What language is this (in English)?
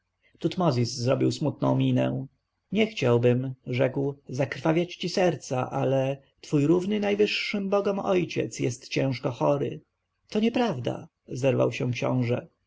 Polish